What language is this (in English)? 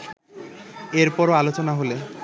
Bangla